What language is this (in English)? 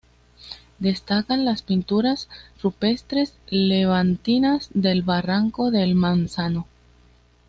Spanish